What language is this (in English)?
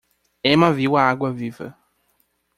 Portuguese